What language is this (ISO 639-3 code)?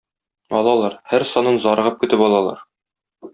tat